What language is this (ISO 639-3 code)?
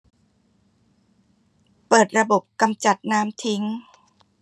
tha